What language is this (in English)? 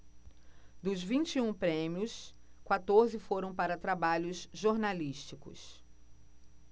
Portuguese